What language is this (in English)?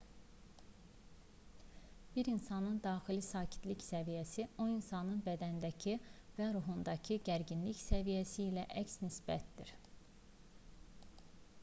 Azerbaijani